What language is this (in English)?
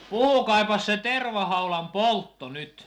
Finnish